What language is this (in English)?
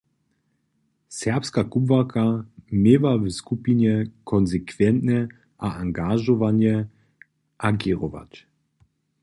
Upper Sorbian